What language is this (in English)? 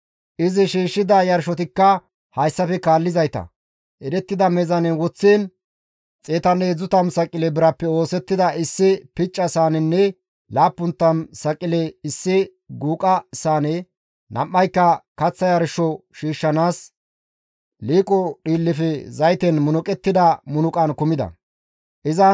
Gamo